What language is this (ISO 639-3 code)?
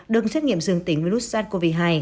vie